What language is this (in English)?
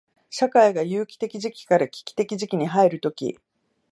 Japanese